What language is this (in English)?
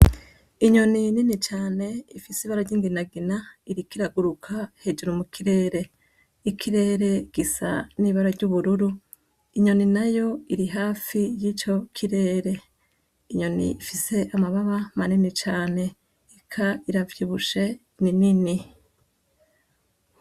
Rundi